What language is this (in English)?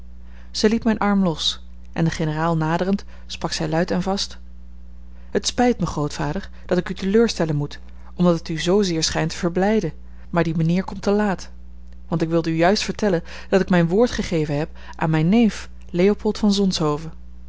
Dutch